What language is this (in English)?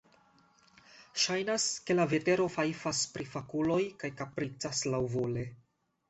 Esperanto